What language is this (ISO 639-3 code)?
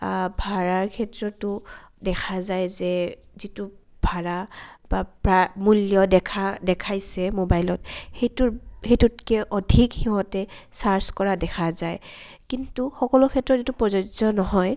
asm